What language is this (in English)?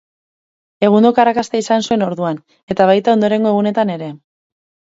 Basque